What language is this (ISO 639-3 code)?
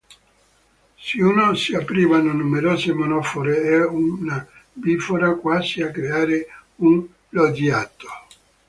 ita